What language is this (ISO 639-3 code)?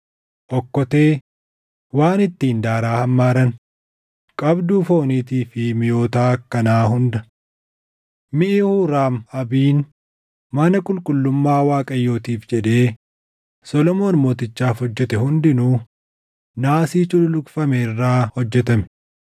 orm